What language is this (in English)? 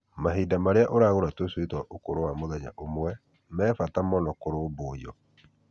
Kikuyu